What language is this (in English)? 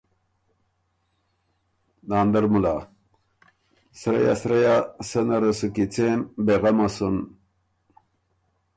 Ormuri